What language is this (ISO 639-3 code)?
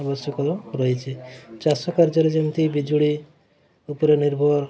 ori